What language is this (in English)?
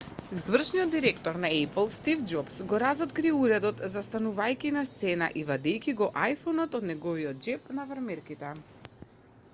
Macedonian